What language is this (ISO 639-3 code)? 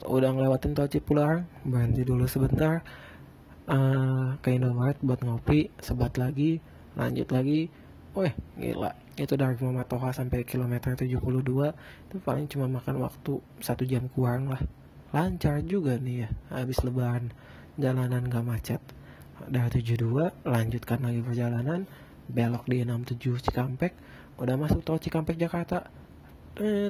ind